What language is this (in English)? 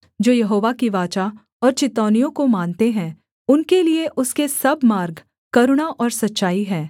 Hindi